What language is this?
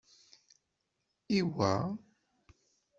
Kabyle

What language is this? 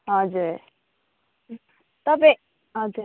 Nepali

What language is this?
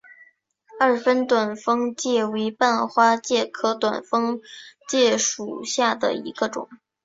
Chinese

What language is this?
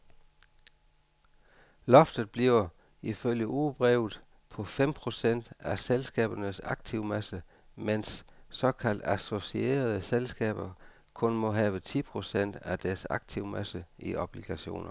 Danish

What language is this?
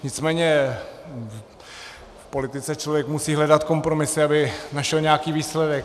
Czech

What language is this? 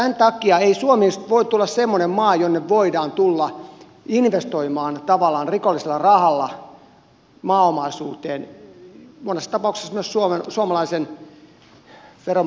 Finnish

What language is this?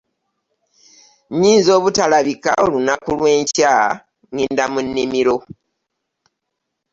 Ganda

